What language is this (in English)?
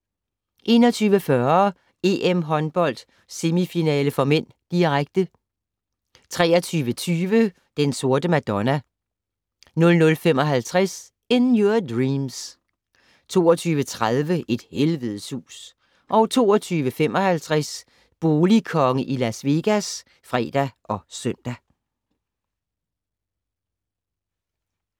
Danish